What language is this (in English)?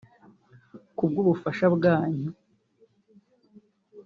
Kinyarwanda